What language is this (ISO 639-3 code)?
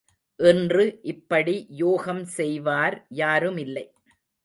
tam